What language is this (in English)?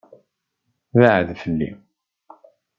Kabyle